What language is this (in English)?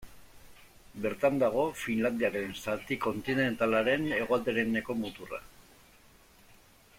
Basque